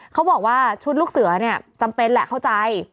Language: Thai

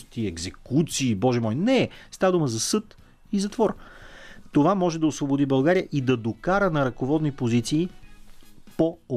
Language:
Bulgarian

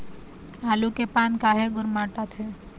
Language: Chhattisgarhi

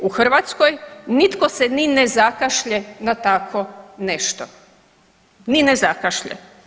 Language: Croatian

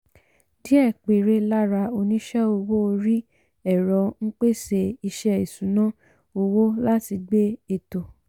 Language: Yoruba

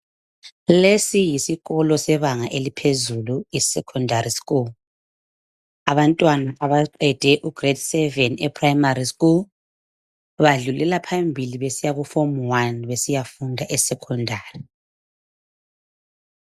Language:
North Ndebele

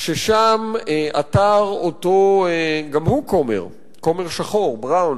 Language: Hebrew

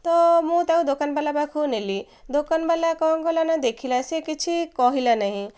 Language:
Odia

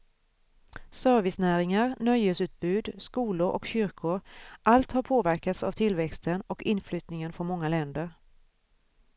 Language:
Swedish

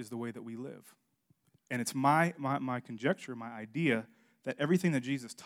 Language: English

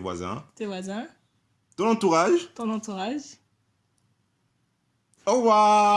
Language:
French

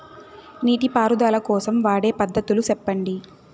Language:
Telugu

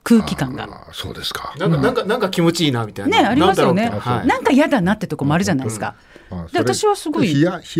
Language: Japanese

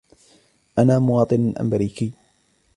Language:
Arabic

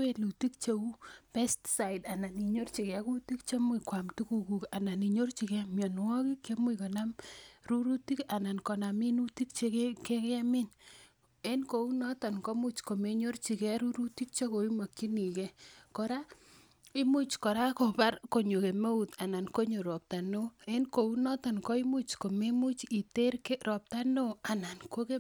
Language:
Kalenjin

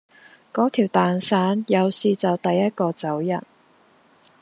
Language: Cantonese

